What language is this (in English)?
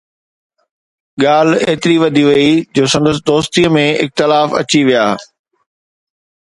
Sindhi